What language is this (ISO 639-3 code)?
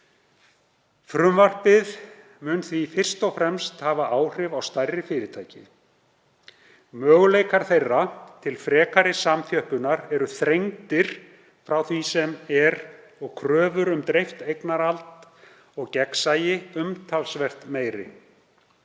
isl